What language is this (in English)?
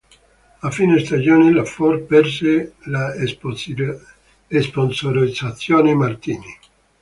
Italian